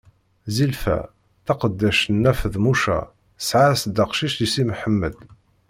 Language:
Kabyle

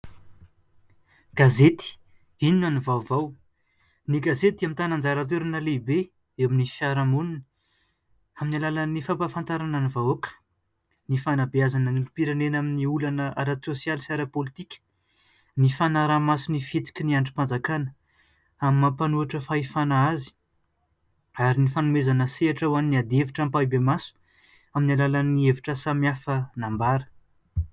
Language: Malagasy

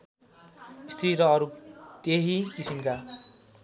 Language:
Nepali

